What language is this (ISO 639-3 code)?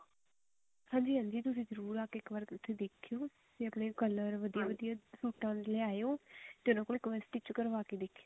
pan